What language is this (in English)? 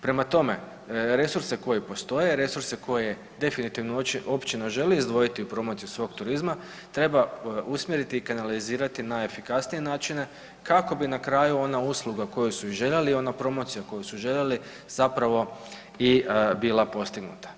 Croatian